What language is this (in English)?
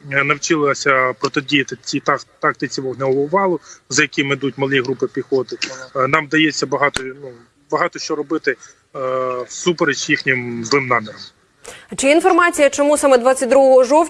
Ukrainian